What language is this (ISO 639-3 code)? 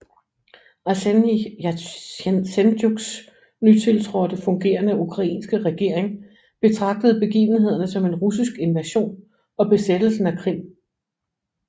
dan